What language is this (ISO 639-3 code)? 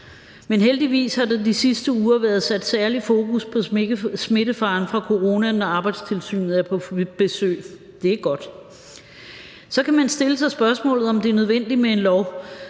dan